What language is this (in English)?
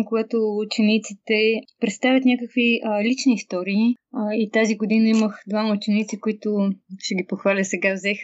Bulgarian